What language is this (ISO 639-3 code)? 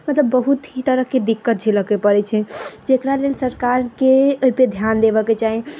mai